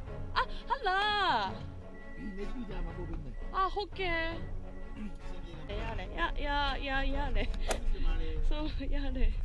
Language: Japanese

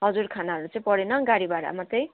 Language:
Nepali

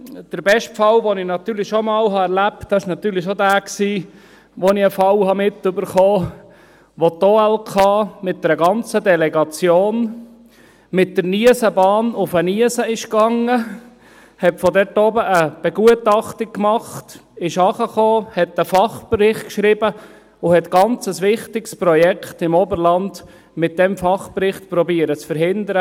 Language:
Swiss German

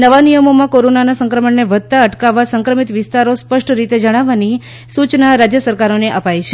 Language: Gujarati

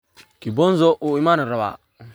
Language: Somali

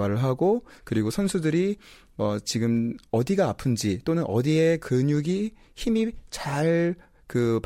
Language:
Korean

